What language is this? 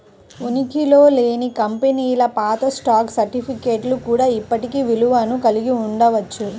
Telugu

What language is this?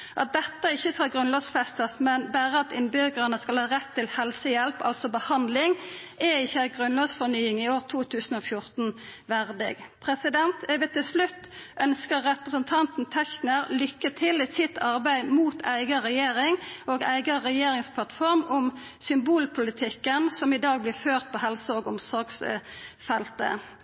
Norwegian Nynorsk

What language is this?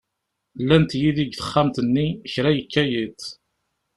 Kabyle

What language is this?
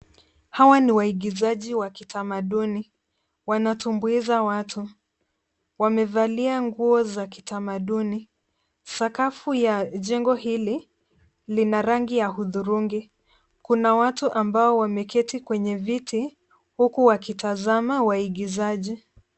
Swahili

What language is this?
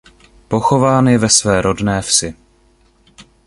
Czech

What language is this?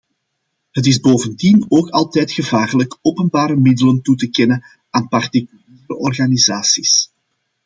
Dutch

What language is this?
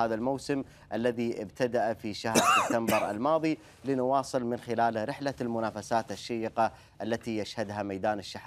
Arabic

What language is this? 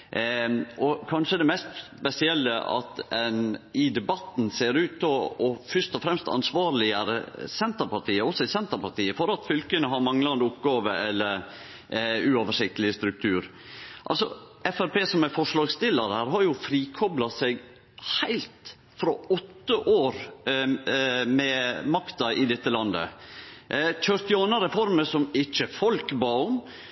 Norwegian Nynorsk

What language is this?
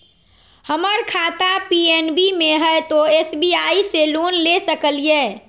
Magahi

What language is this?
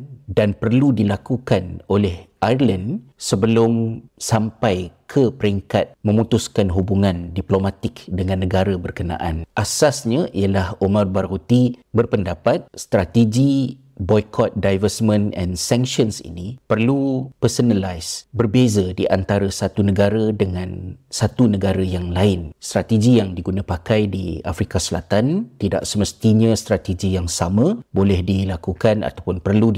Malay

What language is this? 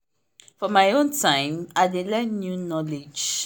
Nigerian Pidgin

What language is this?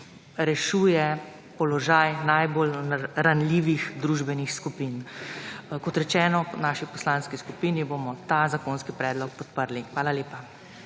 Slovenian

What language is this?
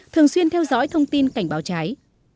Vietnamese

